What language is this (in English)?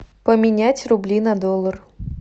Russian